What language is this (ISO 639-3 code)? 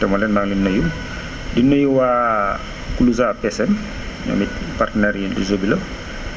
wol